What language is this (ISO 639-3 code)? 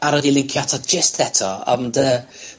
cym